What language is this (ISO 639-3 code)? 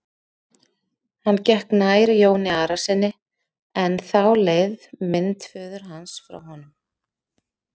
isl